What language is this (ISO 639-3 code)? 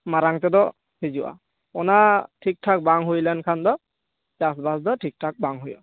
sat